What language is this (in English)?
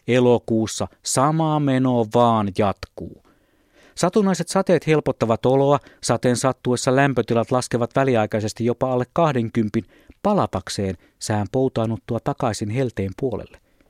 Finnish